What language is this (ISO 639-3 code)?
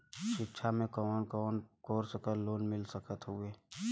bho